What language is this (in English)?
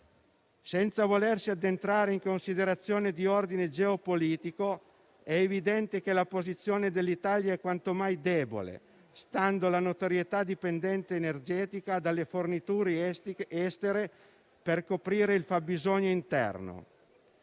Italian